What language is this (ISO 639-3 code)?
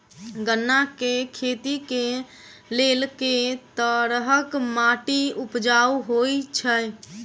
mai